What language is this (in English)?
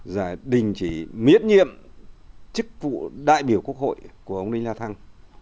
Vietnamese